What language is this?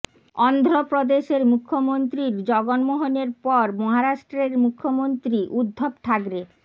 Bangla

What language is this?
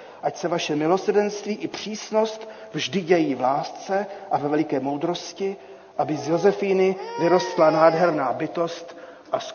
Czech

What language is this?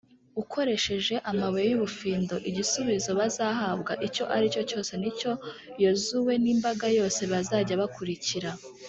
Kinyarwanda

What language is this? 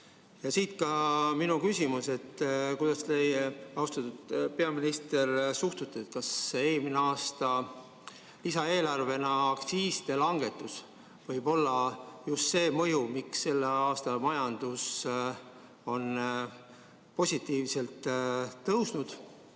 Estonian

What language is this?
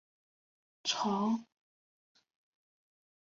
Chinese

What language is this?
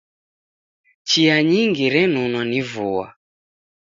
Taita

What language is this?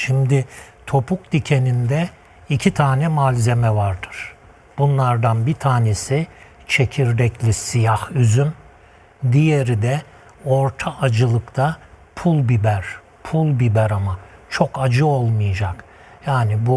Turkish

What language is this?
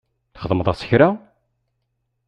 Kabyle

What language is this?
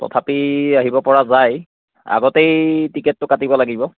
Assamese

